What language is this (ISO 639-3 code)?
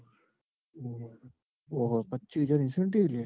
guj